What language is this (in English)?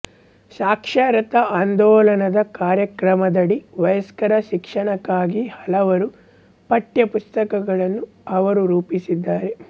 Kannada